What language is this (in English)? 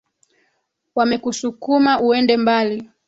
Swahili